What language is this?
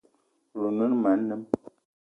Eton (Cameroon)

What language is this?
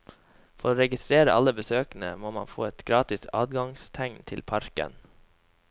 Norwegian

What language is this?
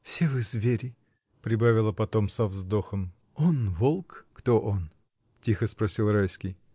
Russian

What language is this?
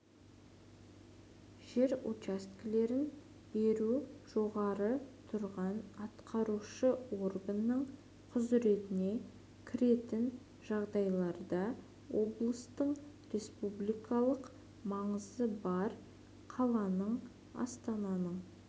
Kazakh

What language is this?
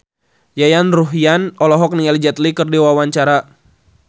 Sundanese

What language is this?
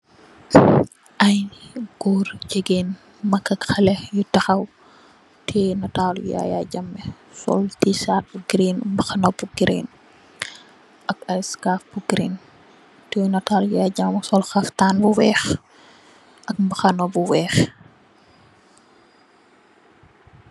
Wolof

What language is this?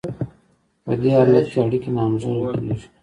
Pashto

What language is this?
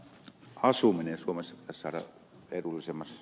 Finnish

